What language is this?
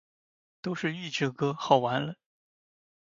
Chinese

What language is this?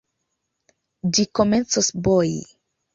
Esperanto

